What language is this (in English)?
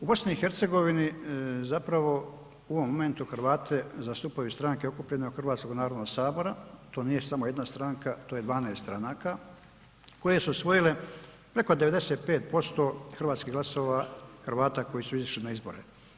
Croatian